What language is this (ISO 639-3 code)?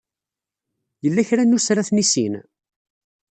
kab